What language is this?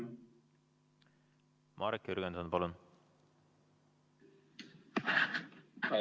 Estonian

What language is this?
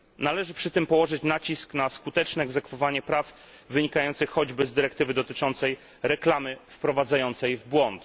Polish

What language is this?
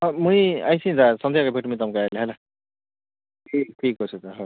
Odia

